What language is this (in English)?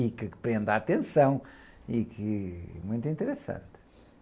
Portuguese